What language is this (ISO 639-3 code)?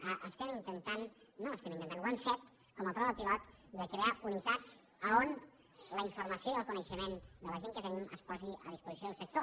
cat